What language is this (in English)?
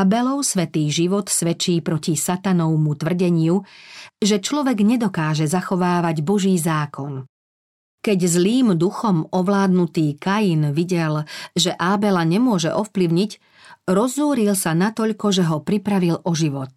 Slovak